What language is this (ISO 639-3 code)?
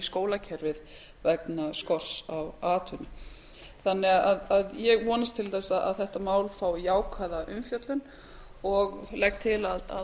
isl